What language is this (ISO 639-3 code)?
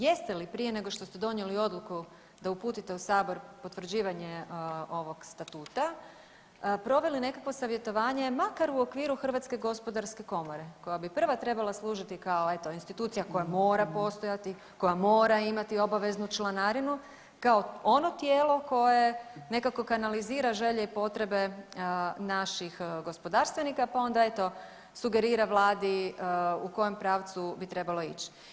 hrv